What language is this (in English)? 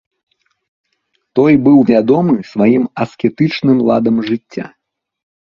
Belarusian